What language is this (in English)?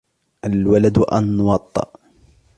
Arabic